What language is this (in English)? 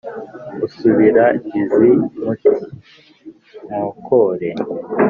Kinyarwanda